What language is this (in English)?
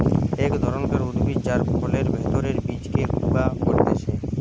Bangla